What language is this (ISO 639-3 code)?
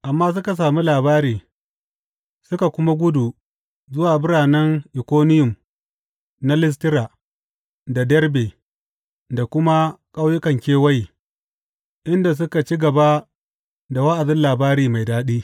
hau